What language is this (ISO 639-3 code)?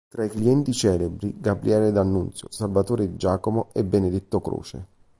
ita